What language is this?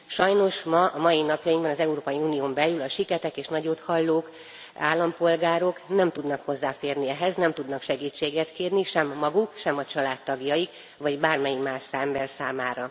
Hungarian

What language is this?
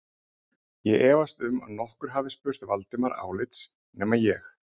Icelandic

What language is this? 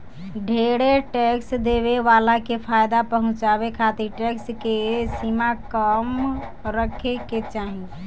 Bhojpuri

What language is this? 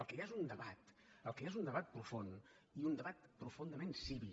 Catalan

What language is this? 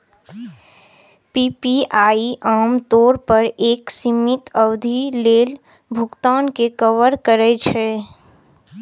Maithili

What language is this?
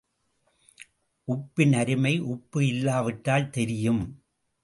Tamil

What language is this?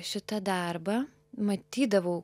Lithuanian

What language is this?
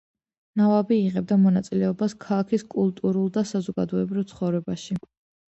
Georgian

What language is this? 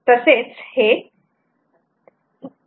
Marathi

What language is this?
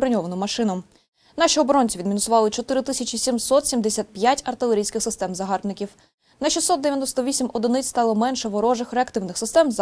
Ukrainian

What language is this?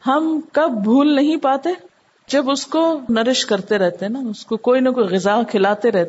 Urdu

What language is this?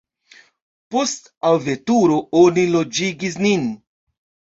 Esperanto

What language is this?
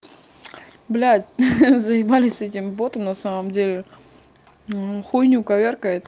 Russian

